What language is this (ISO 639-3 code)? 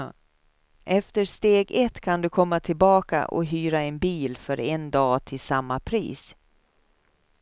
swe